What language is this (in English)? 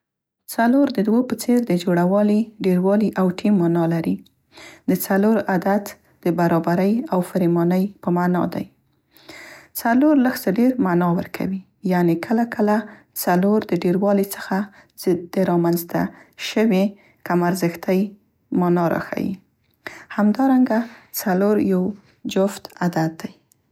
Central Pashto